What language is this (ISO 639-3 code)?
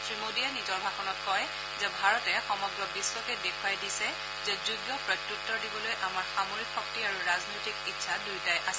asm